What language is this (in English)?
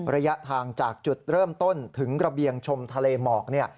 Thai